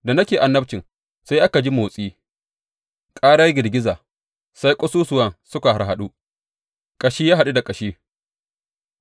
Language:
Hausa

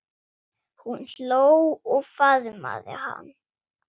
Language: Icelandic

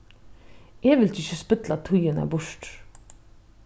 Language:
Faroese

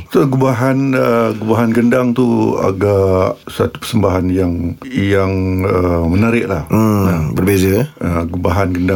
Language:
Malay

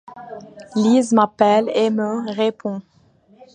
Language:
French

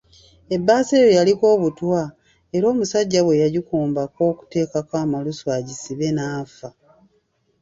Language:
Ganda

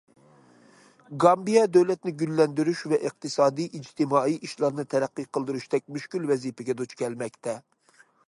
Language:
Uyghur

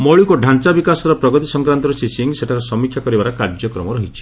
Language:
Odia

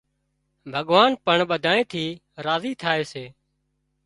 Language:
Wadiyara Koli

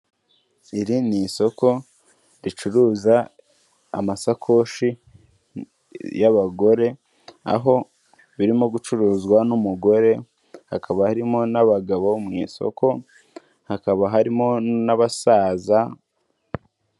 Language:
Kinyarwanda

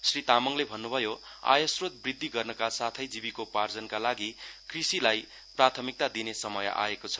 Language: Nepali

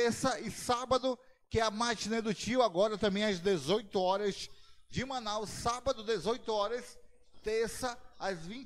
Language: Portuguese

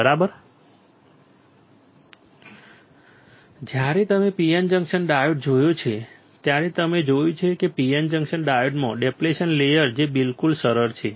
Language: Gujarati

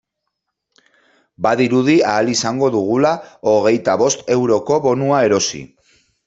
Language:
Basque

